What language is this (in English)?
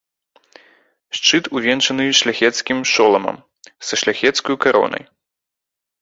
Belarusian